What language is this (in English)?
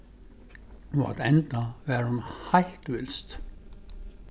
Faroese